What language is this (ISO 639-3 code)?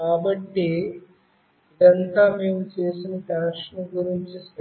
tel